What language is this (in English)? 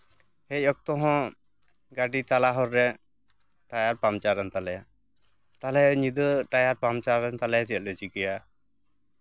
Santali